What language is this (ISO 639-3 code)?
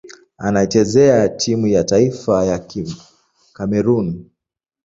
swa